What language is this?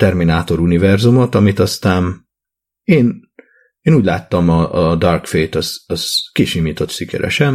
Hungarian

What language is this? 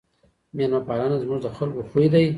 Pashto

